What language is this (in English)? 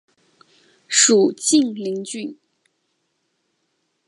Chinese